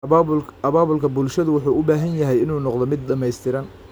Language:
Somali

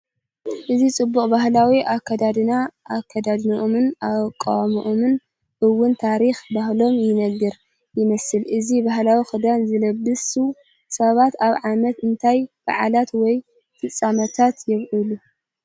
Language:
Tigrinya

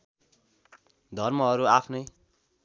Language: Nepali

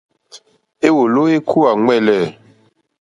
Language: Mokpwe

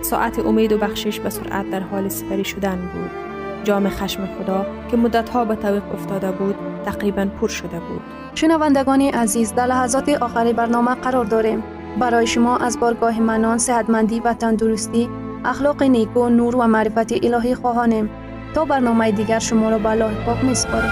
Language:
Persian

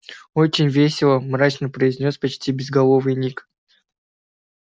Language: Russian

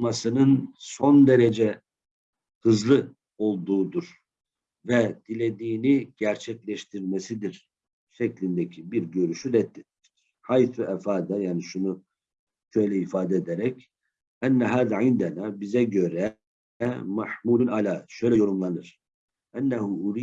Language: Turkish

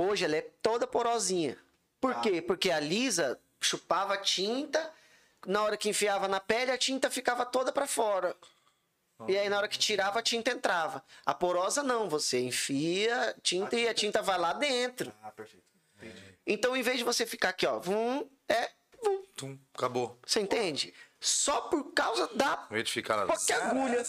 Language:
Portuguese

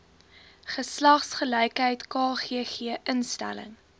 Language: Afrikaans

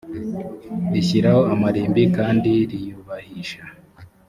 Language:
Kinyarwanda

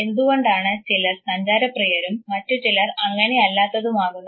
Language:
Malayalam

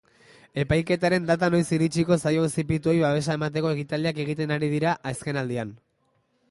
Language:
Basque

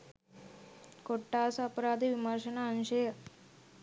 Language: Sinhala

